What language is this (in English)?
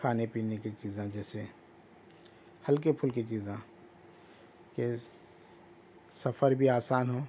Urdu